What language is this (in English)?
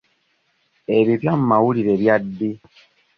Ganda